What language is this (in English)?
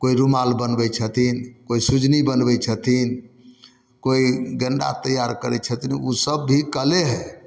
Maithili